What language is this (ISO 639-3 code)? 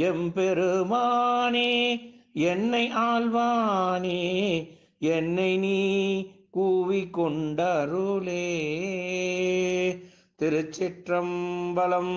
ron